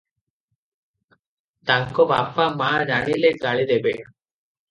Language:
Odia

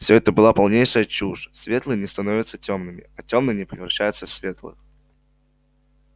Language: Russian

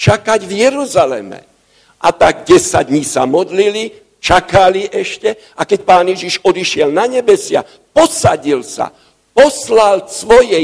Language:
Slovak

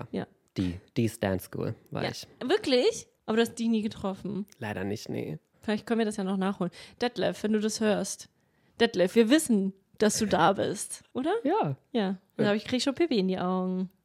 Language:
German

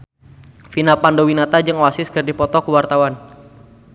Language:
Sundanese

